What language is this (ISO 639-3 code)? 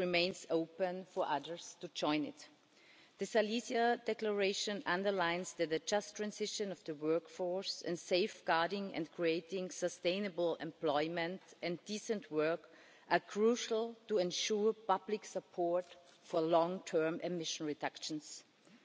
eng